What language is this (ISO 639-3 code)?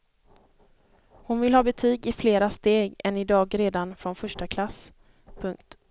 swe